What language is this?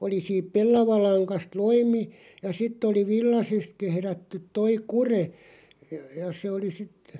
Finnish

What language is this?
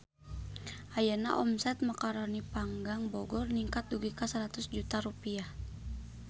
Sundanese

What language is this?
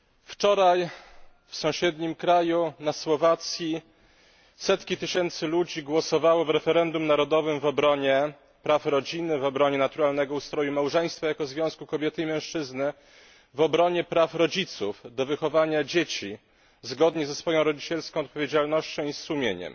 Polish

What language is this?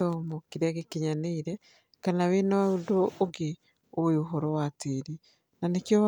Kikuyu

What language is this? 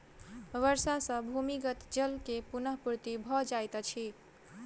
Maithili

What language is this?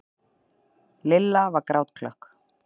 Icelandic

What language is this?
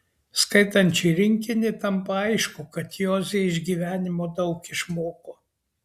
Lithuanian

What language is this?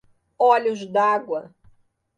Portuguese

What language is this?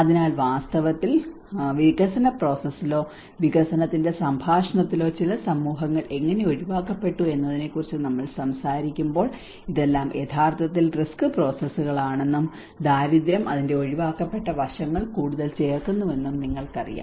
Malayalam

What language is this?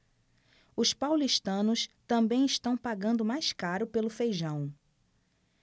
Portuguese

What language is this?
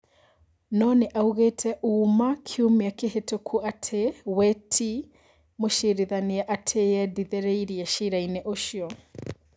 Kikuyu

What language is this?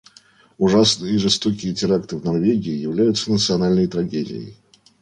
Russian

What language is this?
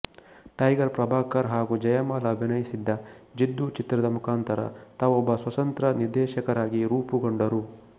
Kannada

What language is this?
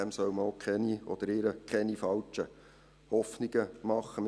Swiss German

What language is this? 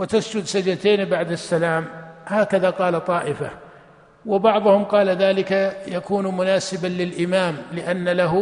Arabic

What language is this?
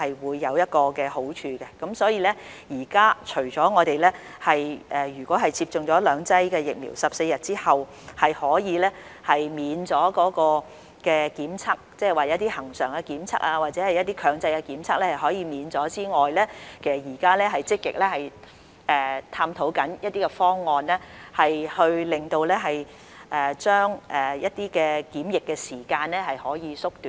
Cantonese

